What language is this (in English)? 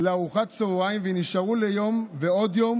Hebrew